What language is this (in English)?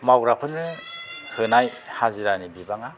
Bodo